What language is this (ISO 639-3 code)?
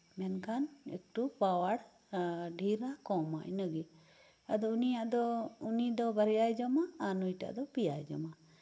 sat